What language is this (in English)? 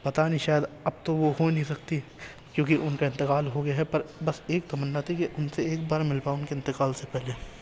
Urdu